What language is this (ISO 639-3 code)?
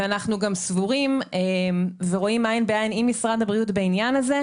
heb